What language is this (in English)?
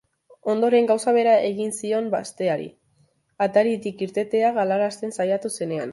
Basque